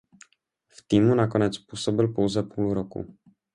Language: Czech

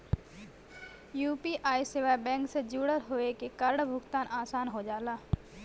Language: Bhojpuri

